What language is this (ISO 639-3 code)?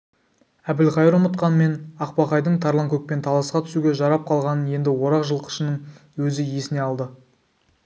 kaz